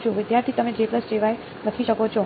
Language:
Gujarati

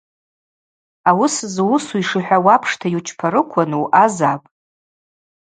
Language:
Abaza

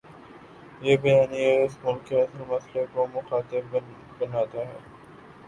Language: Urdu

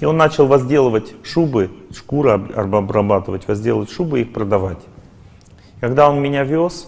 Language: Russian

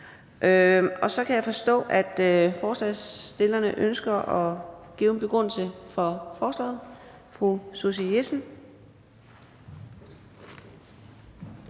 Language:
Danish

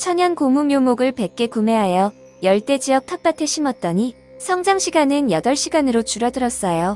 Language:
Korean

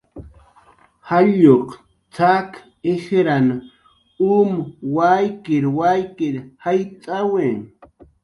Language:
Jaqaru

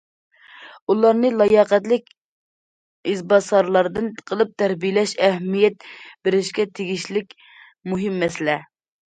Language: Uyghur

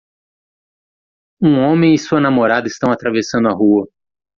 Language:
Portuguese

